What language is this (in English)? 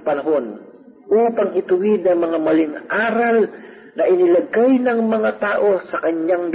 Filipino